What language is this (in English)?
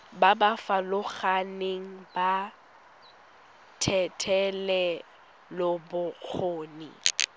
Tswana